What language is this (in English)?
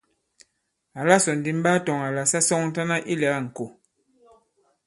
Bankon